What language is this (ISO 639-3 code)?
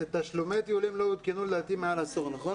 heb